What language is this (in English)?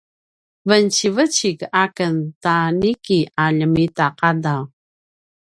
Paiwan